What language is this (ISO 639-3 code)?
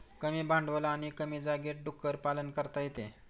mar